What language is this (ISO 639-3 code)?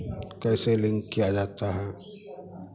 hin